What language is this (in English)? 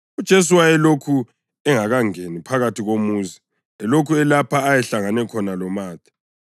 North Ndebele